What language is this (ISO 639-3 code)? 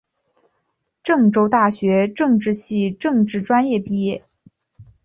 zho